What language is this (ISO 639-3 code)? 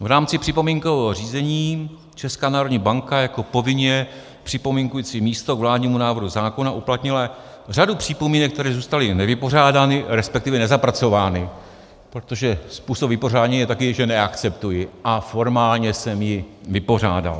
ces